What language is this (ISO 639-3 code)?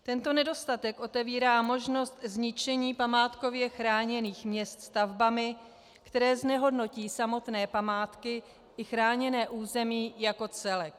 ces